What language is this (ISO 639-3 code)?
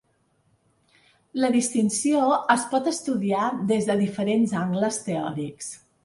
cat